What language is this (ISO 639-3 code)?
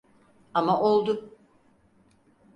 tur